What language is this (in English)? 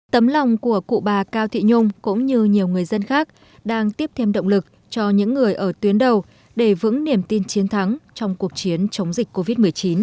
Vietnamese